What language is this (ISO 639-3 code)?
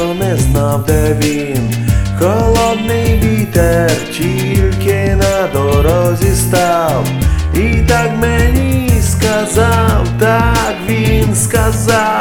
ukr